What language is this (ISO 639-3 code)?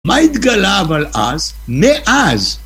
heb